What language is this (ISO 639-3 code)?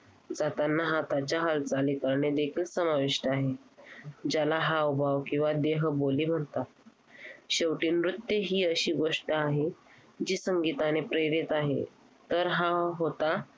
mar